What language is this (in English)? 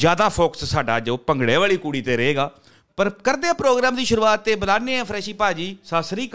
Punjabi